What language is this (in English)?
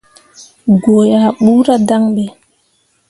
Mundang